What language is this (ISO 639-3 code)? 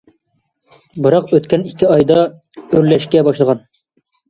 uig